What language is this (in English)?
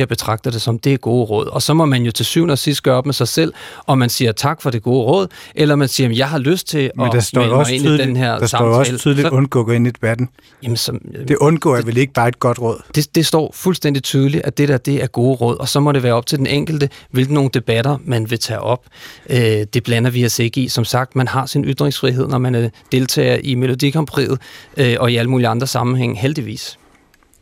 Danish